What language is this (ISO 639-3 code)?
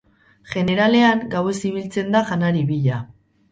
eus